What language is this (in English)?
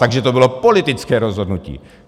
Czech